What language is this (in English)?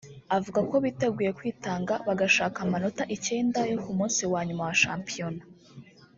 Kinyarwanda